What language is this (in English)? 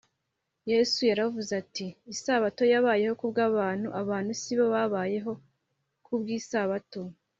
Kinyarwanda